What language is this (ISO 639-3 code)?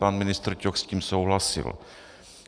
ces